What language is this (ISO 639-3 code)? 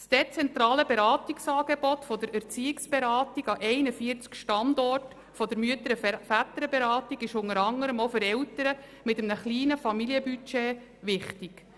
gsw